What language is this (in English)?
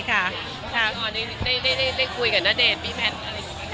Thai